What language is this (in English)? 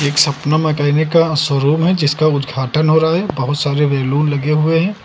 Hindi